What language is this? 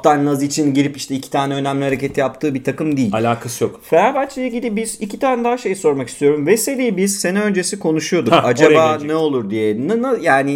Turkish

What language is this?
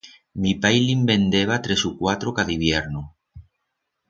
Aragonese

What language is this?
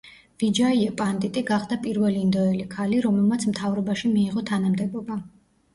Georgian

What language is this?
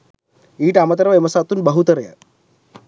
Sinhala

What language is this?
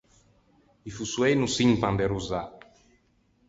Ligurian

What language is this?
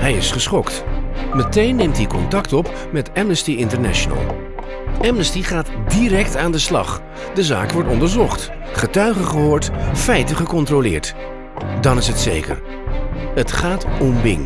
Dutch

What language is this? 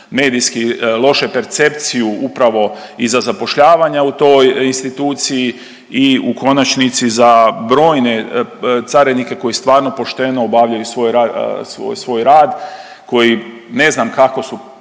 Croatian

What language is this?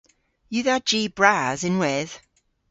Cornish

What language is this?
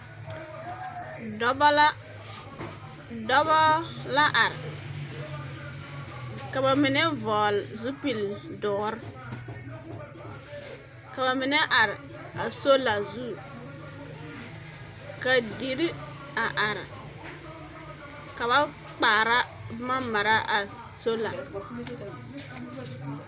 Southern Dagaare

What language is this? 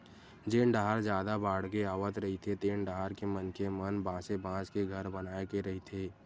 Chhattisgarhi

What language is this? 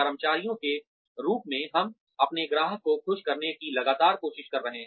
Hindi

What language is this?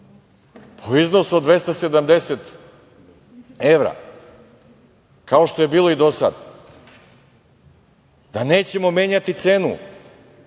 Serbian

